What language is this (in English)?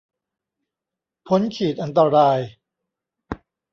Thai